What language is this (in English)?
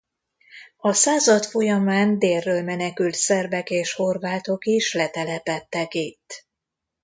Hungarian